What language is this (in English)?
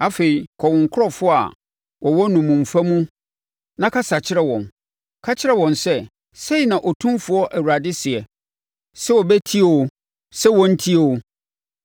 Akan